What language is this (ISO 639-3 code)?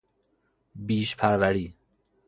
fas